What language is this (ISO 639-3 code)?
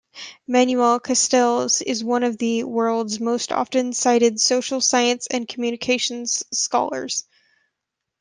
eng